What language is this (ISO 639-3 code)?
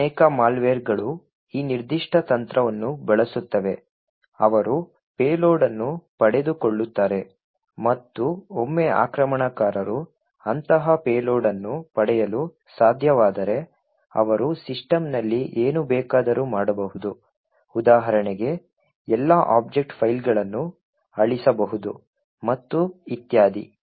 kan